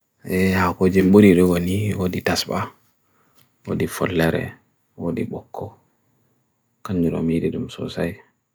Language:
Bagirmi Fulfulde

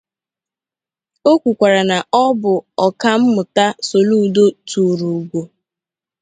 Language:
Igbo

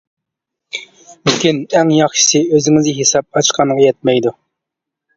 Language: Uyghur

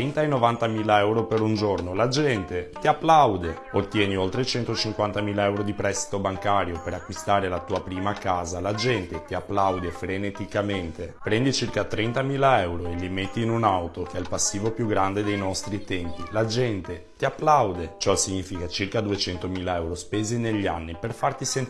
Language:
Italian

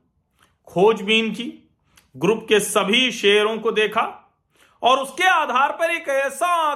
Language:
Hindi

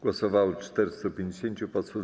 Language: Polish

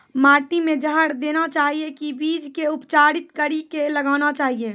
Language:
Maithili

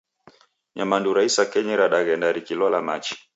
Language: Taita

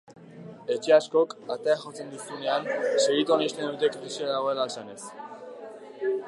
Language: Basque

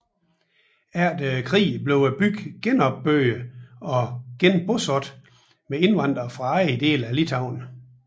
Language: Danish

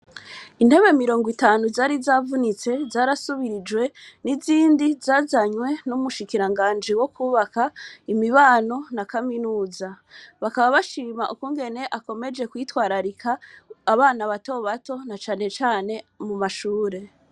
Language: Rundi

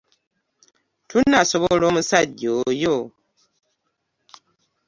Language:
Ganda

